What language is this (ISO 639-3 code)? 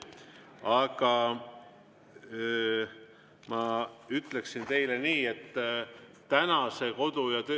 est